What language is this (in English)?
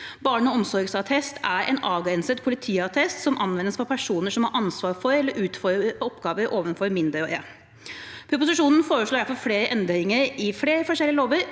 Norwegian